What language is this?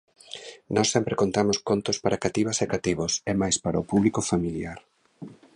Galician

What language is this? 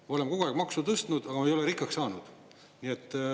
Estonian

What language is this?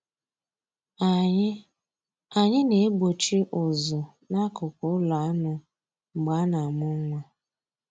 Igbo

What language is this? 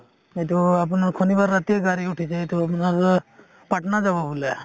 Assamese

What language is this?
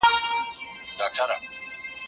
Pashto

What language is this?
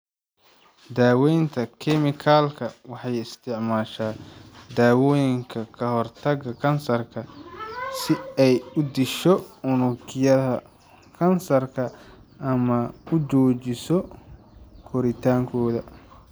Somali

